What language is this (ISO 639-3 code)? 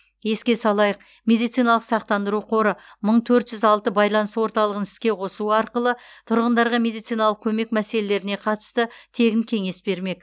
kaz